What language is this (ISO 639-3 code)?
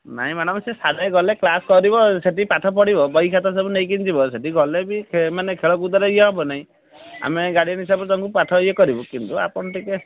ori